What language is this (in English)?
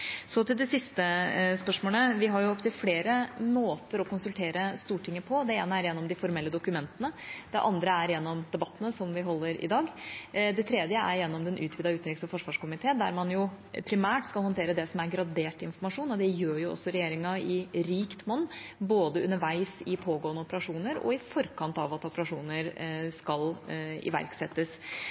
Norwegian Bokmål